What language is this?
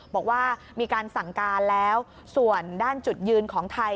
Thai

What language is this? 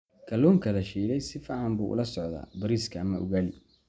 Somali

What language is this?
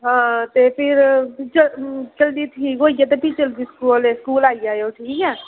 Dogri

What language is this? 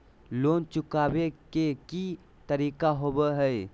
Magahi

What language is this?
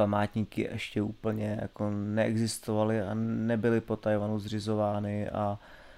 Czech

